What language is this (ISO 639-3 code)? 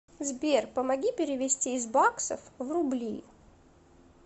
rus